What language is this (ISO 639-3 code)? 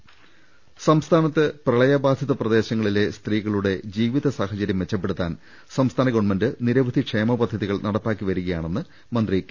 mal